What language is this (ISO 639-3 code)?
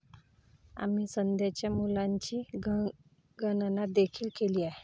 mar